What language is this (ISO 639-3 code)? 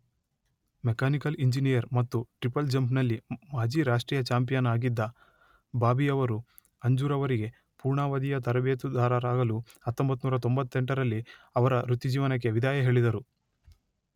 kan